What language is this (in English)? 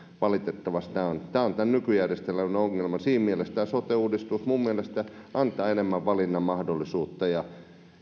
Finnish